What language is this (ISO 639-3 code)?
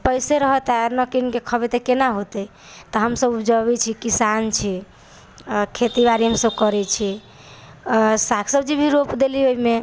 mai